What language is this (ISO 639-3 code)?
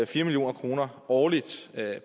dan